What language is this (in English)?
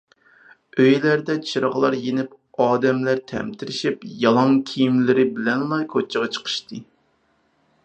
Uyghur